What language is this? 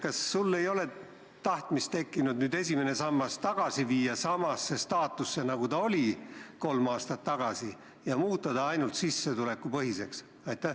Estonian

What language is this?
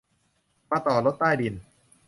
Thai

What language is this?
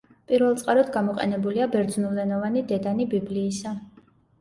Georgian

